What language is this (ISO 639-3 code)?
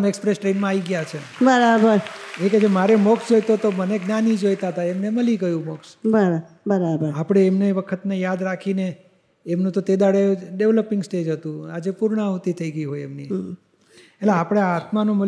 guj